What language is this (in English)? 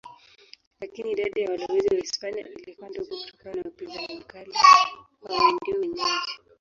Swahili